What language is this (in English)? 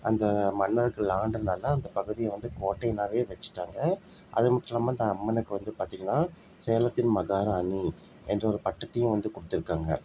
Tamil